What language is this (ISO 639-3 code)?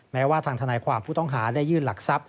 tha